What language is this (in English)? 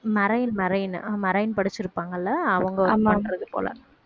Tamil